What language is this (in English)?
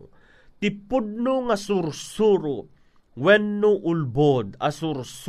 Filipino